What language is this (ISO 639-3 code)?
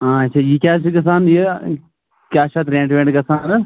kas